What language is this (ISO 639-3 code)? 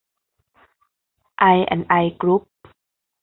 tha